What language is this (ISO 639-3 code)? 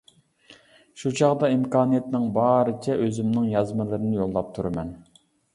uig